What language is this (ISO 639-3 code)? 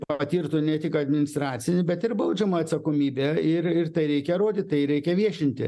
lit